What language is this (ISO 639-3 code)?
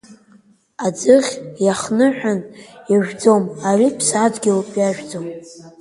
abk